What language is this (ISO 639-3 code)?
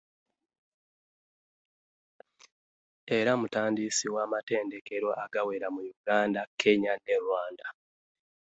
lug